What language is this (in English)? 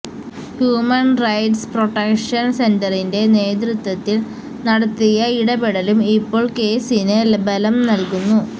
Malayalam